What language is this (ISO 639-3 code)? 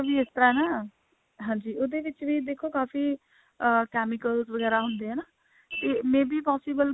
pan